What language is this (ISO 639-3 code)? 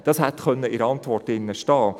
gsw